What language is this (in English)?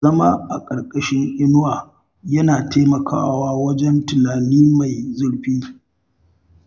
Hausa